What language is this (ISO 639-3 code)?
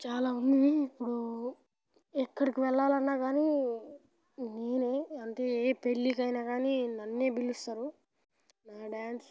tel